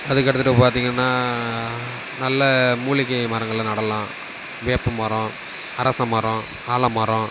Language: Tamil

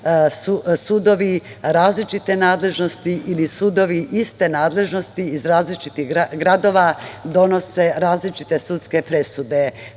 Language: Serbian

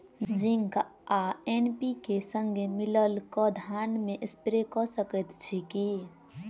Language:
Maithili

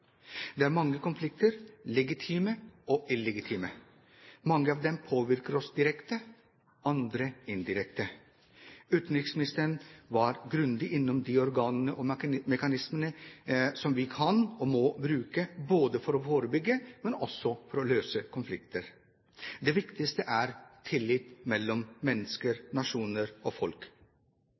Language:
Norwegian Bokmål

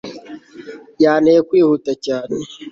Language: Kinyarwanda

